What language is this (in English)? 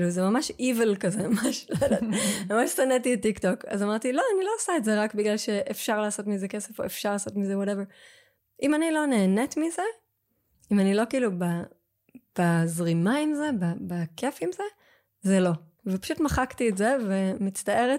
Hebrew